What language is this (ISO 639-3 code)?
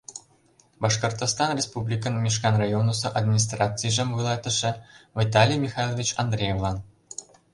chm